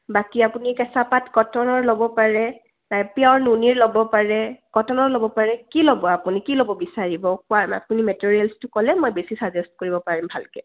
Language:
Assamese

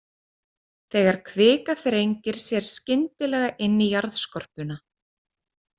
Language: Icelandic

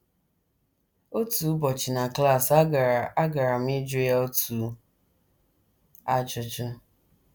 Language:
Igbo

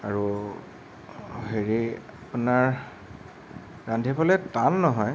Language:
Assamese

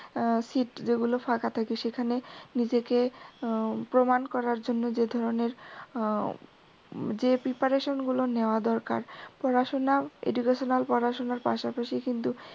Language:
Bangla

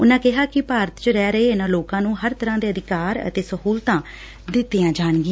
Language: Punjabi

